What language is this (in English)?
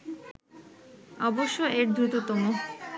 Bangla